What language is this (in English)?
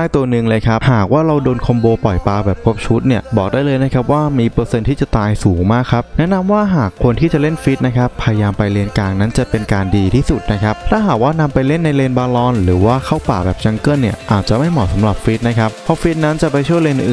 Thai